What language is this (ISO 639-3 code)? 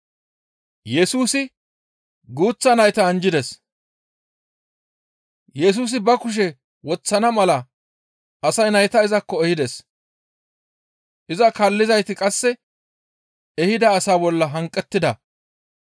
gmv